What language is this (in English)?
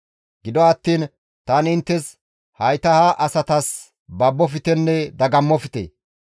Gamo